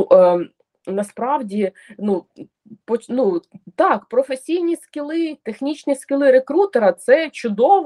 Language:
Ukrainian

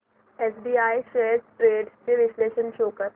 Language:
Marathi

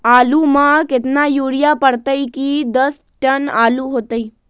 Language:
Magahi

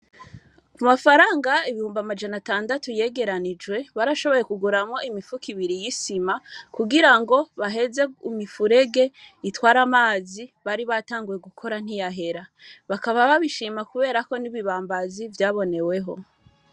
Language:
Rundi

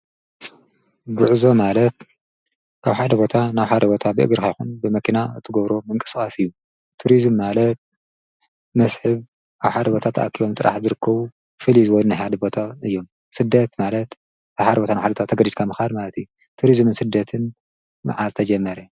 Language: Tigrinya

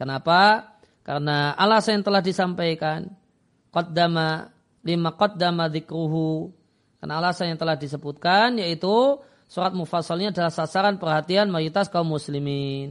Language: Indonesian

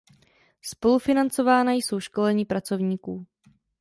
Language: Czech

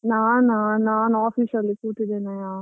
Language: Kannada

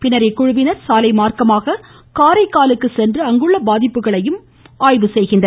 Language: Tamil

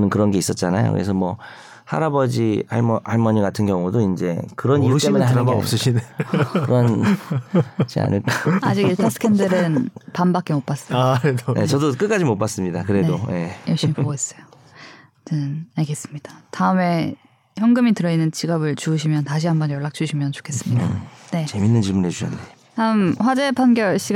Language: Korean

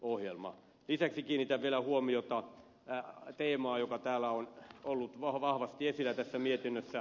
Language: Finnish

